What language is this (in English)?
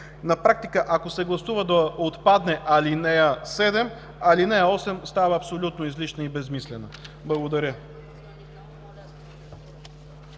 Bulgarian